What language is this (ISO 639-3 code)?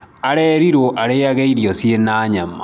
kik